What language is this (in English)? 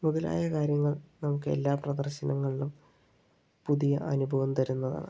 Malayalam